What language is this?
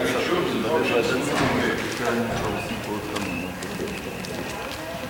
Hebrew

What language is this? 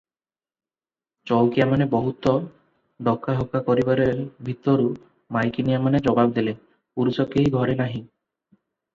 Odia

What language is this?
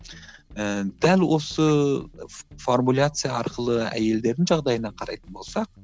Kazakh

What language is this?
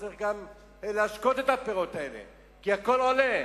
Hebrew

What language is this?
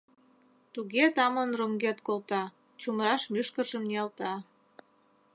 Mari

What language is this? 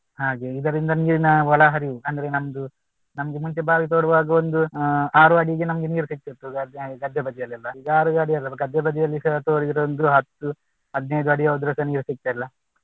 Kannada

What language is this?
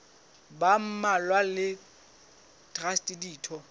Southern Sotho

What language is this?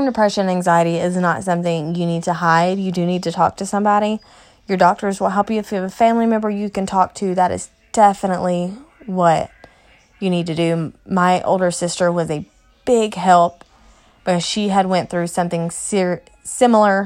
English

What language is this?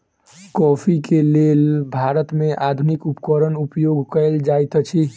Maithili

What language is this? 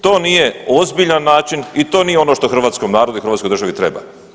Croatian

